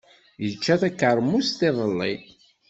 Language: Kabyle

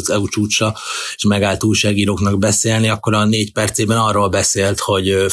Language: Hungarian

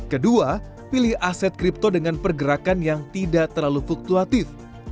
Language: Indonesian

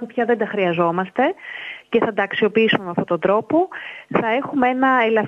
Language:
Greek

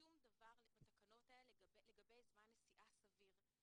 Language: Hebrew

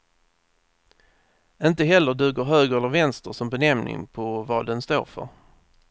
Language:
Swedish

